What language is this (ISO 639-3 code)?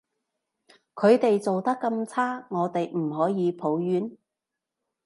yue